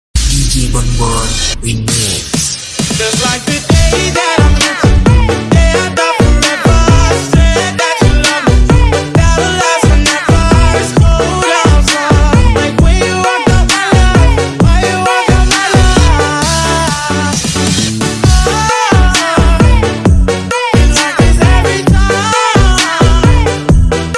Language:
Indonesian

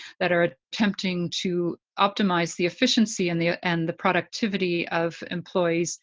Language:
English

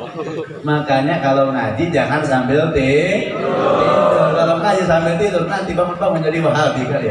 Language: Indonesian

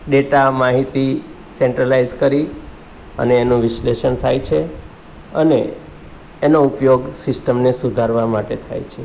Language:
Gujarati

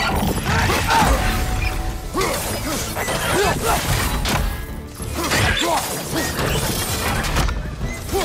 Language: Spanish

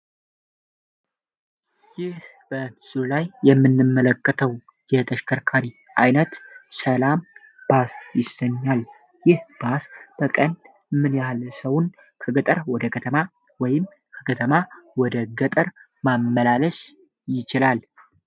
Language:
Amharic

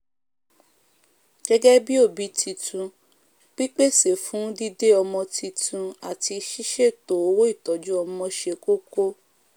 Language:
Yoruba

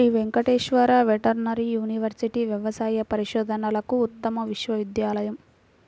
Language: Telugu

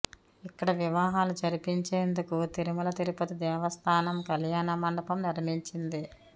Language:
Telugu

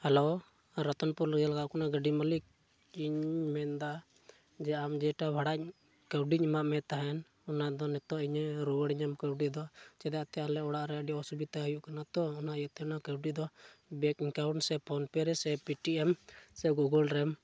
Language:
Santali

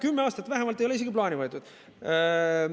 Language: Estonian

